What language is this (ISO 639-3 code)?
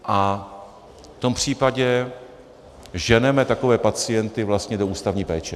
ces